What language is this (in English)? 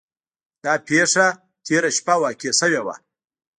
Pashto